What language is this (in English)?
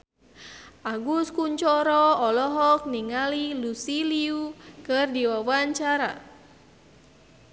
Sundanese